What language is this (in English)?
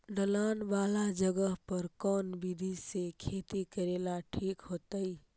Magahi